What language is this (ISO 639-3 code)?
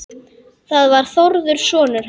isl